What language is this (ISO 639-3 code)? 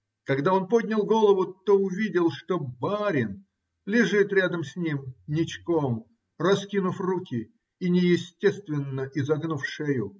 rus